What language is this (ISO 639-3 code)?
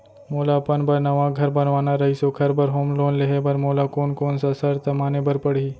hne